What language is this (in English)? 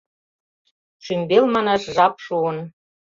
Mari